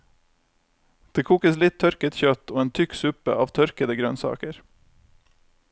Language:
Norwegian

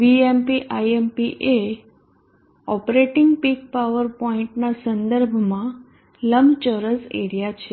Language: Gujarati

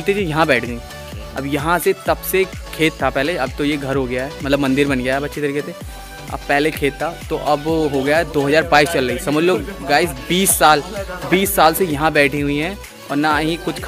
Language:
Hindi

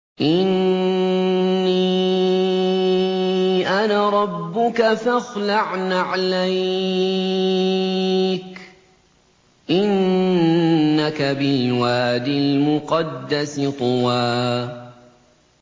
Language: Arabic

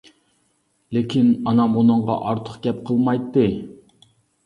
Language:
Uyghur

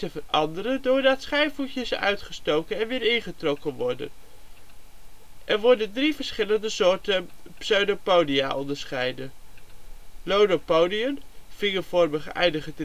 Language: Dutch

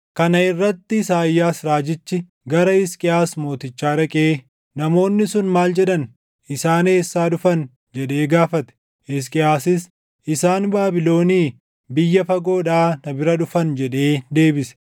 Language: Oromo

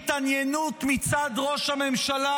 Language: Hebrew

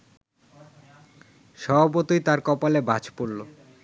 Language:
Bangla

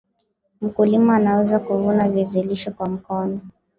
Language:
Swahili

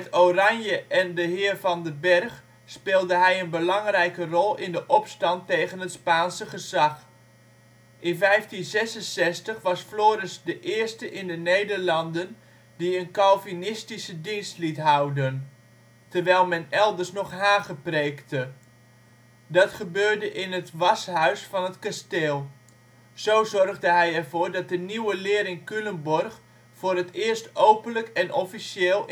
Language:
Dutch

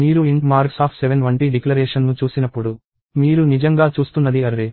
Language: Telugu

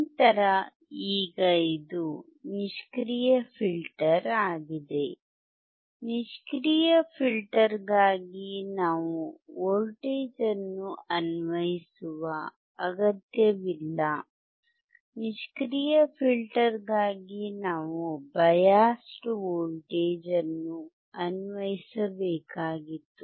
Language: Kannada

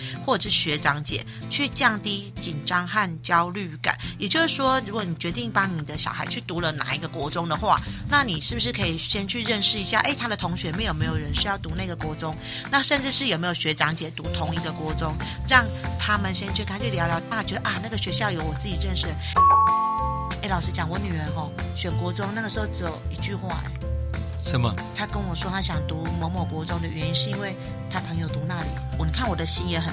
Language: Chinese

